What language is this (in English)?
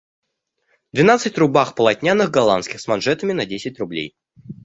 Russian